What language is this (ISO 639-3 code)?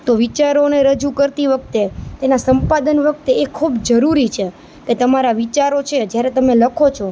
guj